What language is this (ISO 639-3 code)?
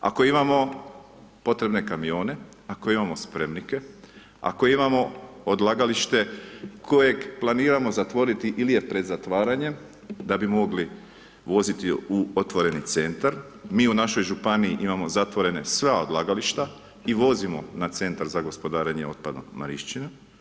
hrv